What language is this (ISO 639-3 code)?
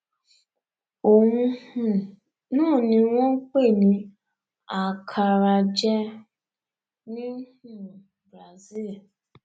yor